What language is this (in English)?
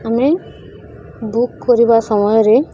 Odia